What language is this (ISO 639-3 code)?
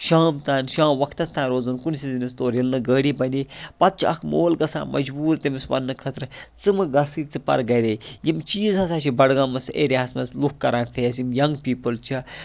kas